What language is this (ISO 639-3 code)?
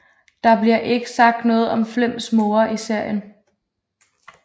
dan